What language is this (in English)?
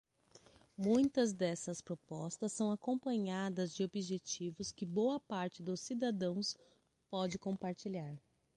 Portuguese